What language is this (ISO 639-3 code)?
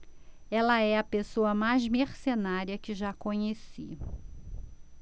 por